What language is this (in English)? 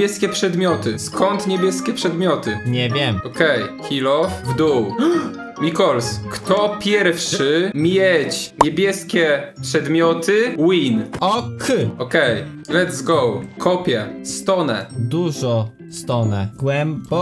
Polish